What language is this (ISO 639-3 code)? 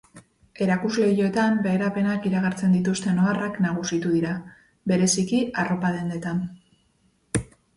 eus